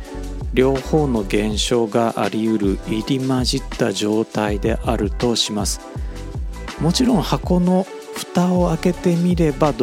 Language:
Japanese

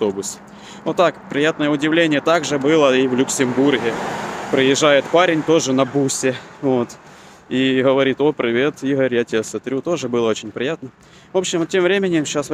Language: Russian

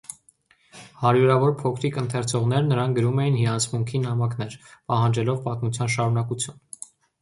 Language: Armenian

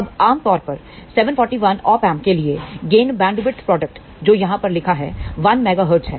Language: Hindi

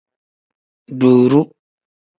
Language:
Tem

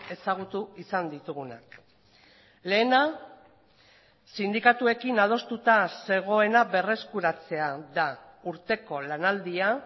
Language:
Basque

